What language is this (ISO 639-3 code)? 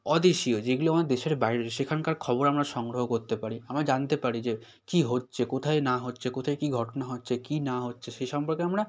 ben